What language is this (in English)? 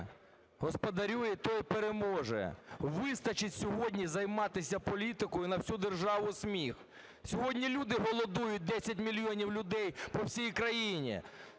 Ukrainian